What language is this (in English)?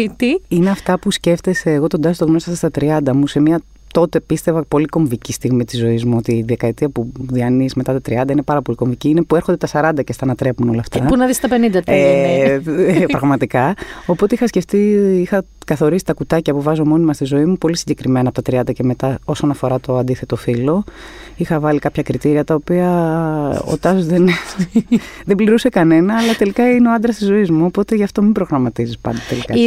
Greek